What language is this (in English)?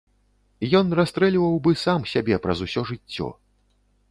Belarusian